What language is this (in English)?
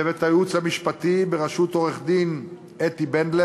Hebrew